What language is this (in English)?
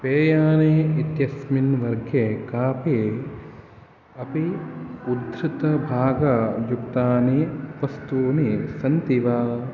Sanskrit